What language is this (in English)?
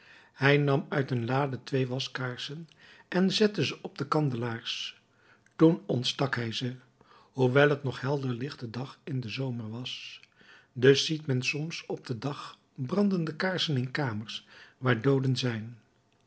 Dutch